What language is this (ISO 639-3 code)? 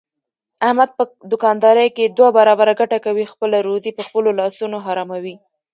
pus